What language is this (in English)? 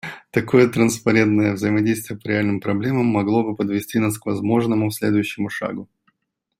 Russian